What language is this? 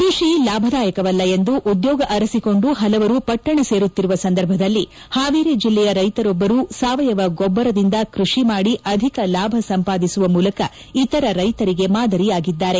Kannada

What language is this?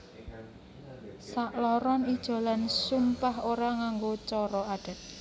Javanese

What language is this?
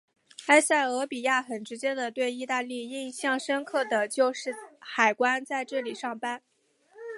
Chinese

